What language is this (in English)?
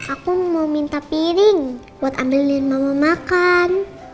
Indonesian